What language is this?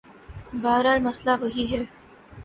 Urdu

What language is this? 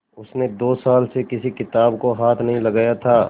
Hindi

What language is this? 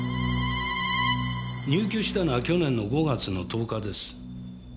Japanese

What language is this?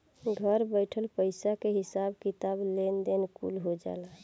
Bhojpuri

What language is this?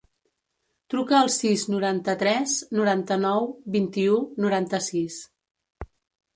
Catalan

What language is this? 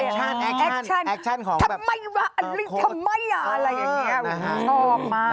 Thai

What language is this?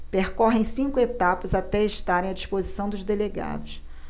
Portuguese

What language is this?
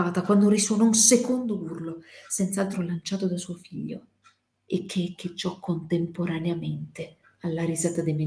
Italian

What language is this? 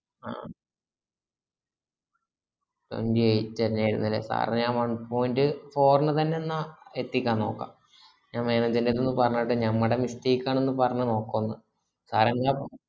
Malayalam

